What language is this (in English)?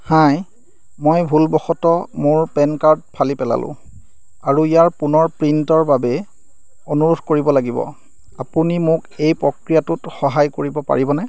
Assamese